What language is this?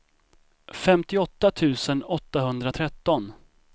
Swedish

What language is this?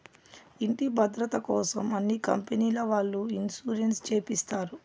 Telugu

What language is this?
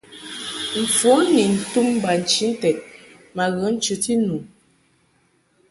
Mungaka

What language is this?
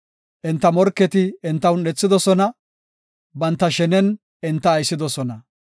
Gofa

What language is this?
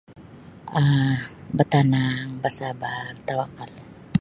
Sabah Bisaya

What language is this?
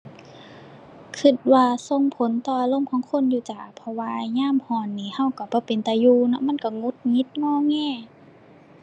Thai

